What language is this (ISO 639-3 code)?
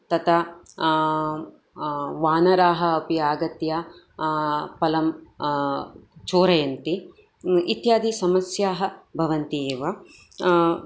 san